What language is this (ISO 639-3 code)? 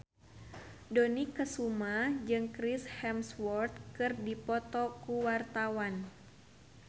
sun